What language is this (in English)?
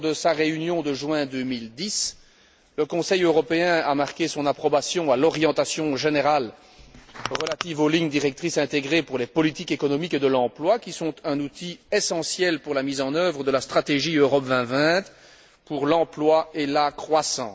French